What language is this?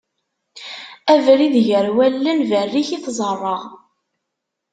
Kabyle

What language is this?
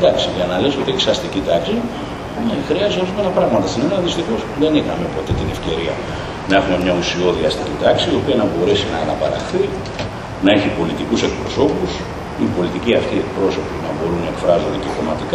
Greek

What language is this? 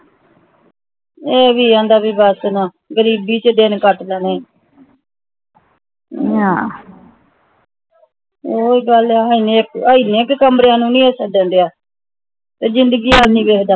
Punjabi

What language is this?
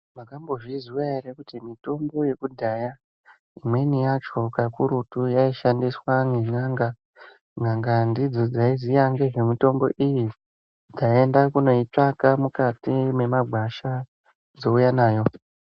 Ndau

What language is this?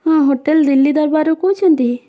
Odia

